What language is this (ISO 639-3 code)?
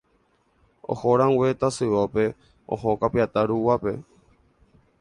grn